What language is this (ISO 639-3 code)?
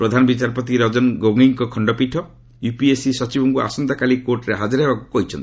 ori